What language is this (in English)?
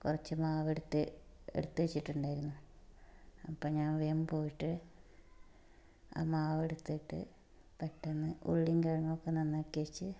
Malayalam